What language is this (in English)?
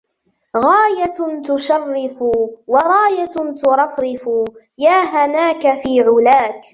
Arabic